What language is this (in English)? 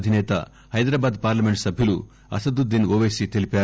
Telugu